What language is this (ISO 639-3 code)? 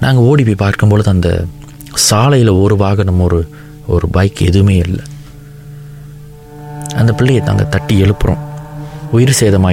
tam